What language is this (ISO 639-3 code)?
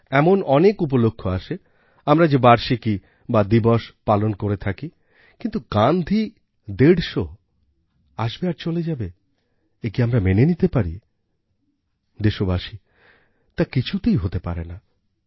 ben